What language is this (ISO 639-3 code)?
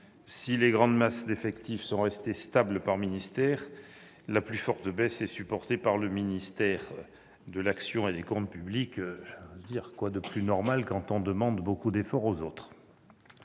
fra